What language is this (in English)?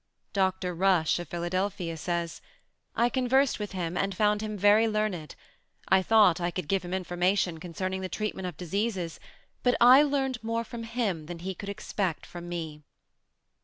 English